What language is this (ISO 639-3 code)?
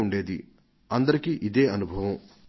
tel